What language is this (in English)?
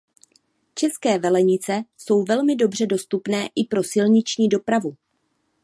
Czech